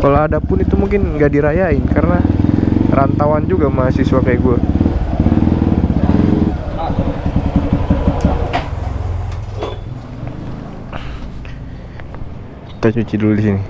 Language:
Indonesian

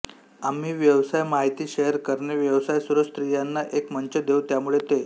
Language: Marathi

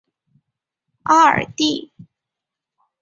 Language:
Chinese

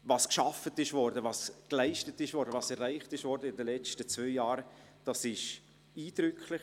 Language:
Swiss German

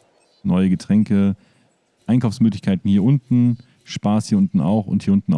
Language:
German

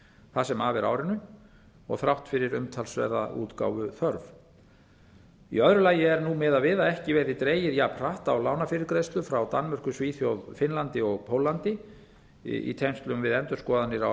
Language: Icelandic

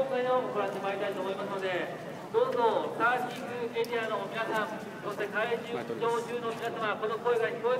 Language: Japanese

